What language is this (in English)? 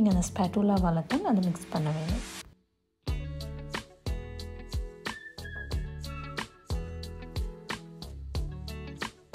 English